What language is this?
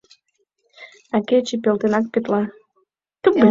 Mari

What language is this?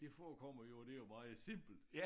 Danish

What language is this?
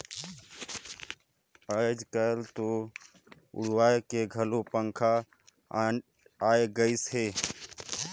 Chhattisgarhi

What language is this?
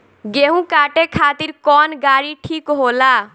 Bhojpuri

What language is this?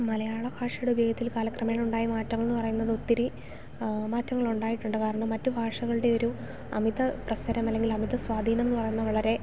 Malayalam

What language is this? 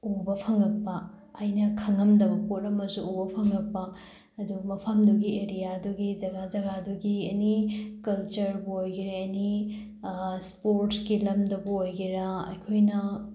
Manipuri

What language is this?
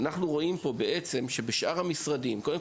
Hebrew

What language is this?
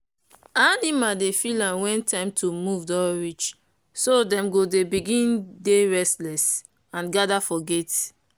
Nigerian Pidgin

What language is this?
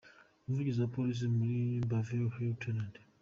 Kinyarwanda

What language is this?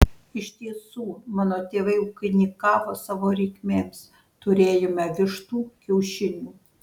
Lithuanian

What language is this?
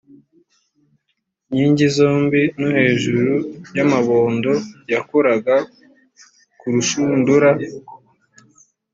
Kinyarwanda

